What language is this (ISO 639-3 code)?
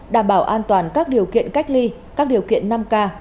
vie